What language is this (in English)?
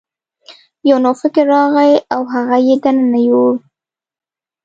Pashto